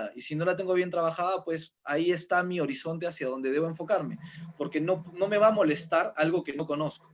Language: Spanish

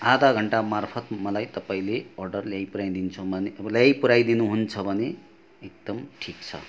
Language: Nepali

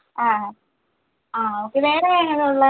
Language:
Malayalam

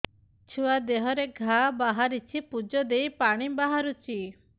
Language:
Odia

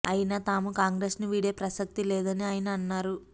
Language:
Telugu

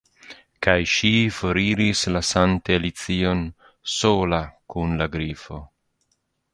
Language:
Esperanto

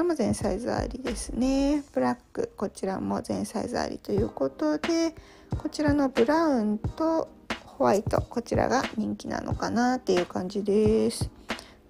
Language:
Japanese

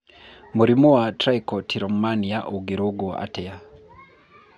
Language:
Kikuyu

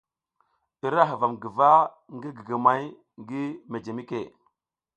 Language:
South Giziga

